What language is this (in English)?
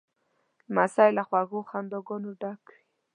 Pashto